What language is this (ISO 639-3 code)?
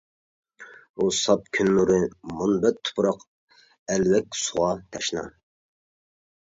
uig